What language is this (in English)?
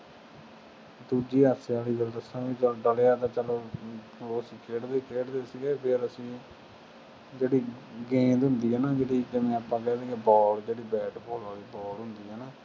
Punjabi